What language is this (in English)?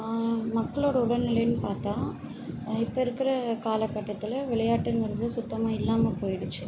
Tamil